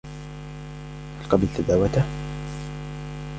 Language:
Arabic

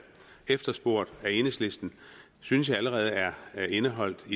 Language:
Danish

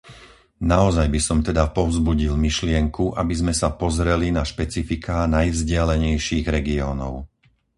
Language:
Slovak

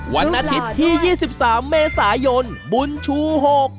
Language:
Thai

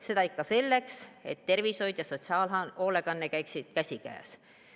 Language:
Estonian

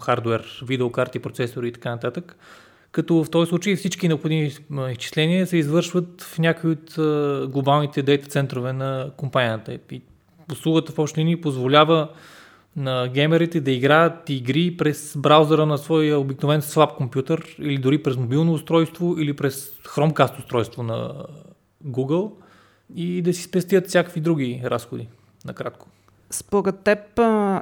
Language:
Bulgarian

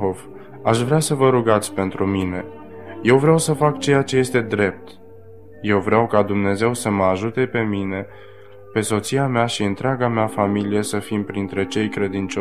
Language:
Romanian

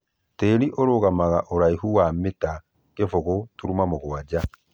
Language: Kikuyu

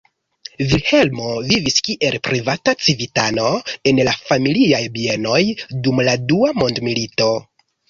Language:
Esperanto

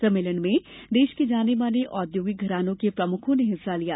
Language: Hindi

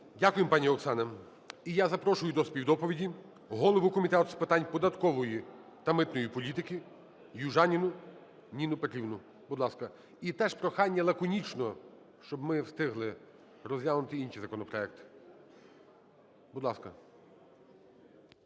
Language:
Ukrainian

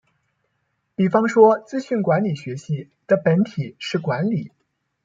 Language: Chinese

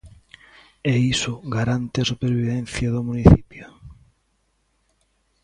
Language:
Galician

